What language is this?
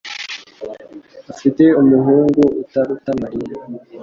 Kinyarwanda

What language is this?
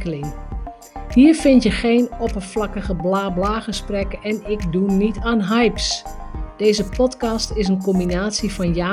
Dutch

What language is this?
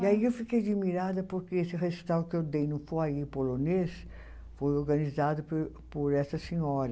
Portuguese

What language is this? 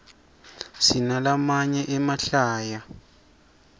Swati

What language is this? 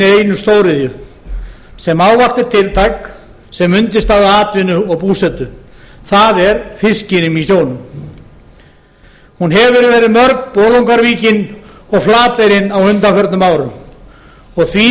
Icelandic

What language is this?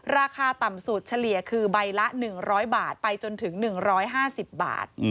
Thai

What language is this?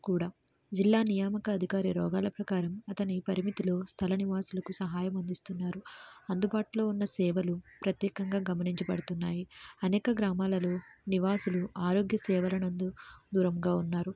Telugu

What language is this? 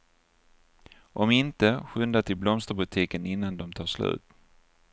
Swedish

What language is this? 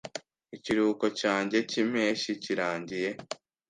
Kinyarwanda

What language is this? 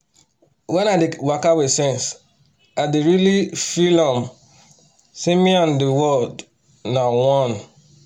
Nigerian Pidgin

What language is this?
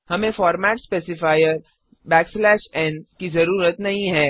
Hindi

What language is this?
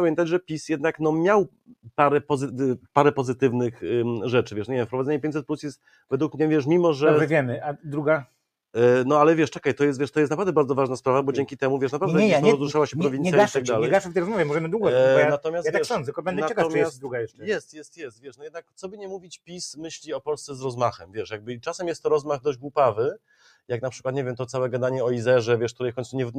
Polish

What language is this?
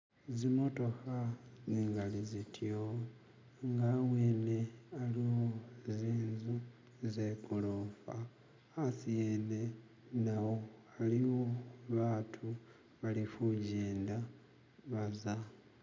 Masaaba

